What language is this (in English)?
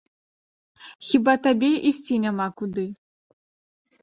Belarusian